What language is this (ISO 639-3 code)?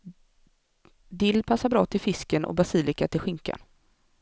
swe